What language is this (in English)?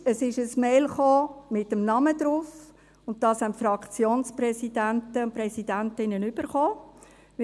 Swiss German